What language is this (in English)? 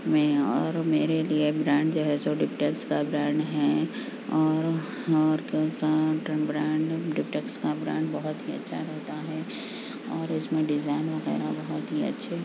Urdu